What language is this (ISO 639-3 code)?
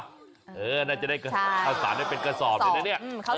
tha